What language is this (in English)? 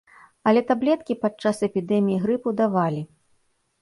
Belarusian